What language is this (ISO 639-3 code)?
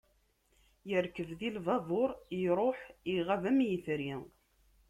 kab